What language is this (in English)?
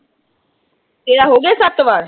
Punjabi